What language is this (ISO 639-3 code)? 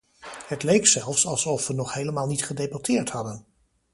nld